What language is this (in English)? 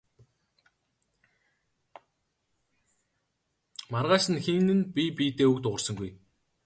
Mongolian